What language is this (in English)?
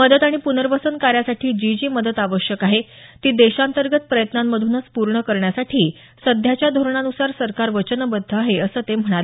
Marathi